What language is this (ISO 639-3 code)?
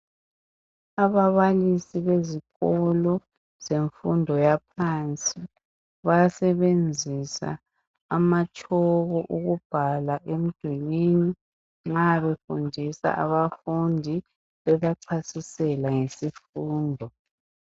nde